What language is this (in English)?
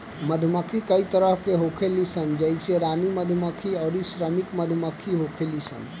Bhojpuri